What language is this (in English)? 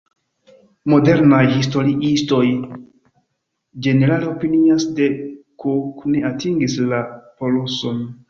Esperanto